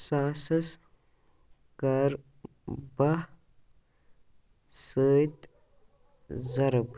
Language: Kashmiri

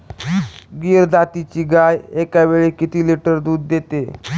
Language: Marathi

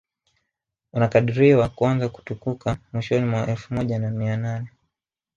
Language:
Swahili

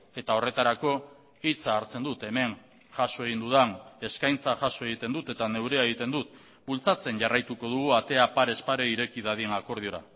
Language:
Basque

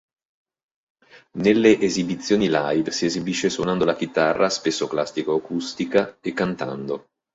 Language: Italian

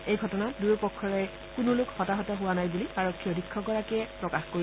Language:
Assamese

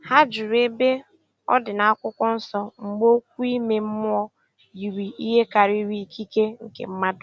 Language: Igbo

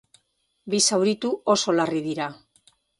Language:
Basque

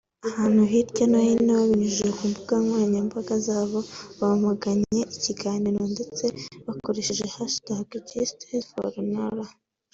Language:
Kinyarwanda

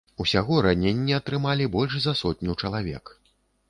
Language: Belarusian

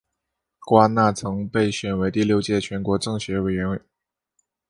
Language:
Chinese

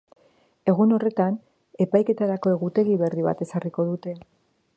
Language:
Basque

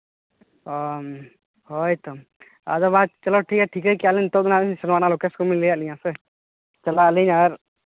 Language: Santali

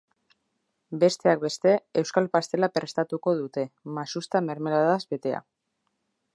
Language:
Basque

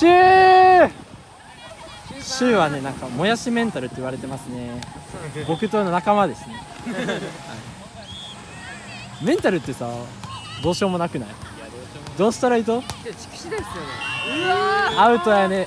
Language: Japanese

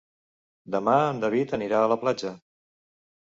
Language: Catalan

